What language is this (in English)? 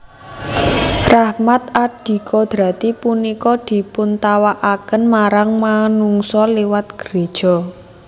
Javanese